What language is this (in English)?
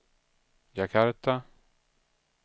Swedish